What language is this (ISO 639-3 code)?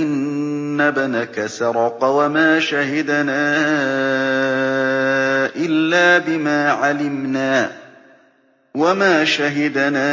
ara